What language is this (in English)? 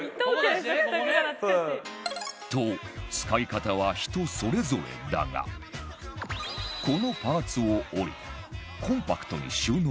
Japanese